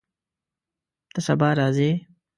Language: Pashto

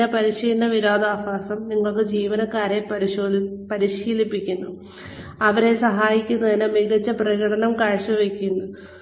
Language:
Malayalam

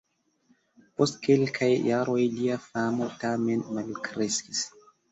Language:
Esperanto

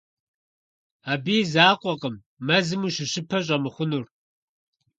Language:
Kabardian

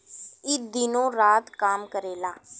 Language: Bhojpuri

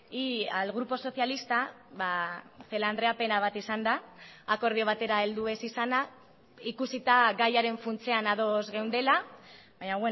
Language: Basque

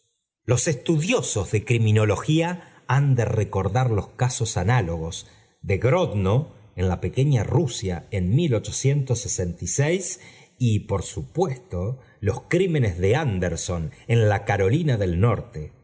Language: Spanish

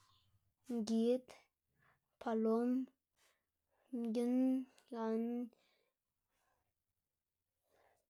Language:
Xanaguía Zapotec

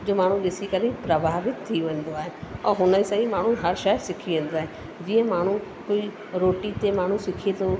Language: Sindhi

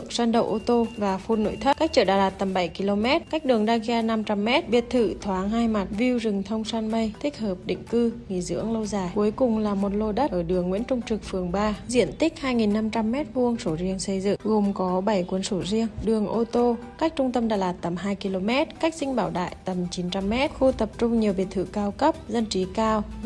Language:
Vietnamese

